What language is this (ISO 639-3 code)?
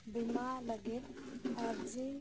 sat